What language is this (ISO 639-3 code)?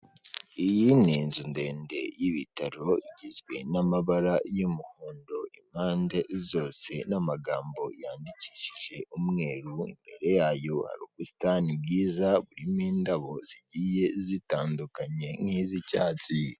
kin